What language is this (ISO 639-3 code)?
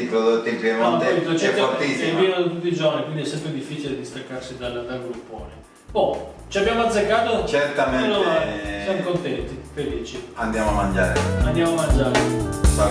ita